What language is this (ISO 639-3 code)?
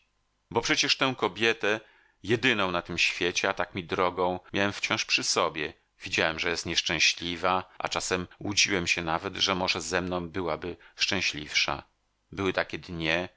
pol